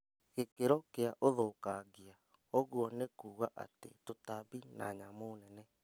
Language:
Kikuyu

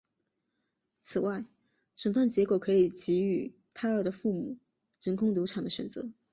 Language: Chinese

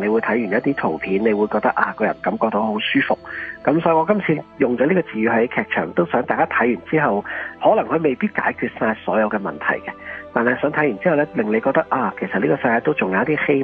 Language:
Chinese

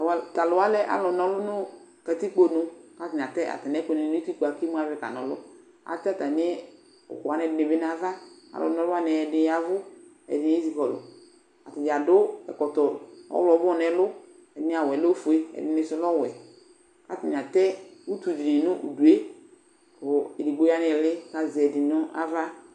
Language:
Ikposo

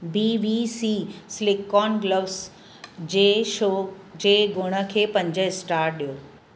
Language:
Sindhi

